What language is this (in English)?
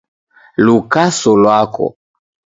Taita